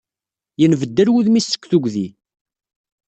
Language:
Kabyle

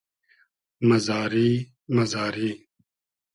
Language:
Hazaragi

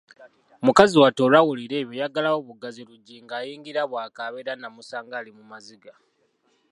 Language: Ganda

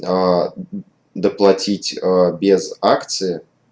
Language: Russian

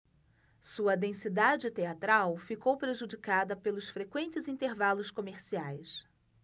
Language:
Portuguese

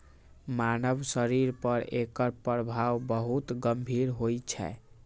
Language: Maithili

